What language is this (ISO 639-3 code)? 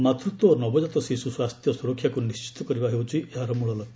ori